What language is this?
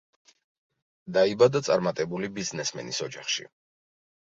Georgian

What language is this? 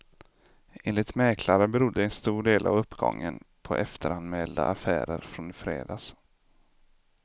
Swedish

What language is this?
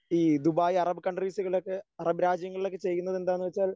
Malayalam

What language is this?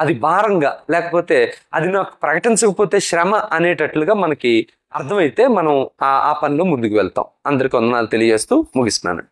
Telugu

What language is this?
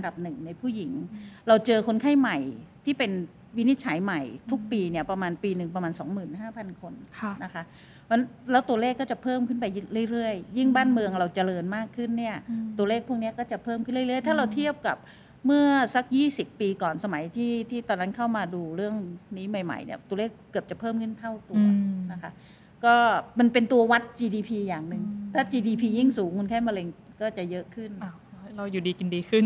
Thai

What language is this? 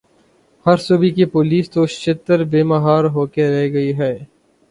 Urdu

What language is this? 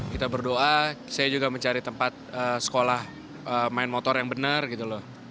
Indonesian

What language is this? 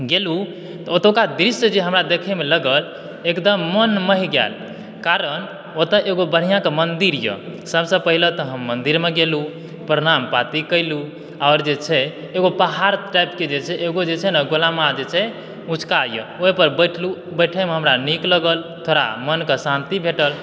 Maithili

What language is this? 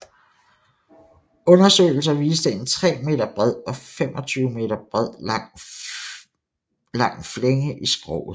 Danish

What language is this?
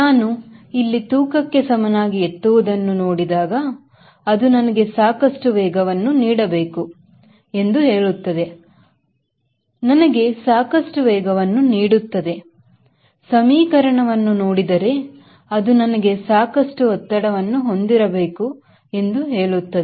Kannada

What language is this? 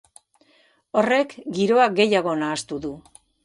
Basque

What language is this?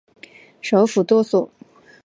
Chinese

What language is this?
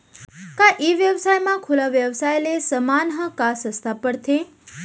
Chhattisgarhi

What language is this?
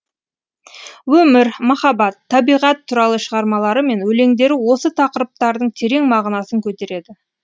Kazakh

